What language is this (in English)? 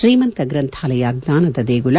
Kannada